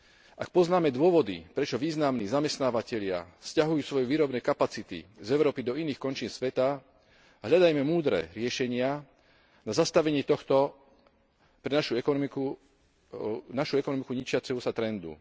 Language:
Slovak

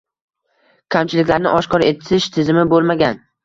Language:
Uzbek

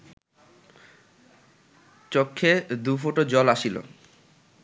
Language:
Bangla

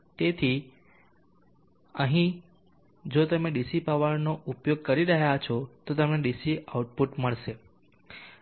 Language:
Gujarati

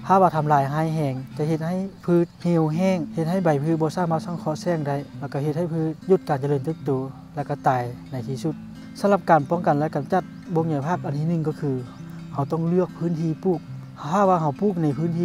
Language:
Thai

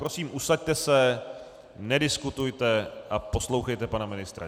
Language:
Czech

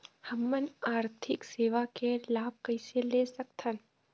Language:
Chhattisgarhi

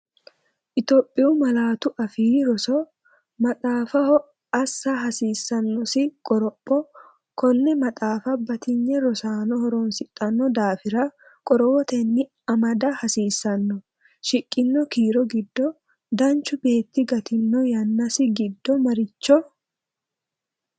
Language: Sidamo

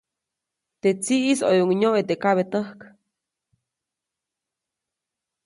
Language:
Copainalá Zoque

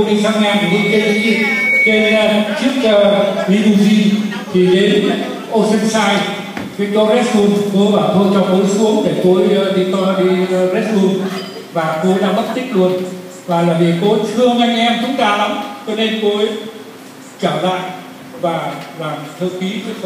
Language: Vietnamese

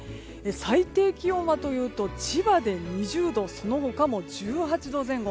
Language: Japanese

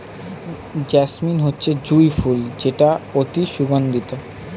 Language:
Bangla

